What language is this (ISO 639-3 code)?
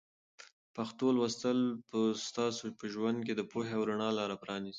pus